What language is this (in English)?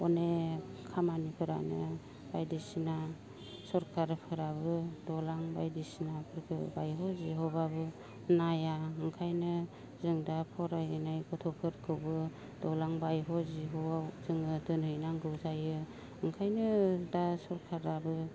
Bodo